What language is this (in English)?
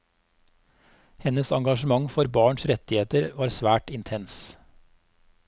Norwegian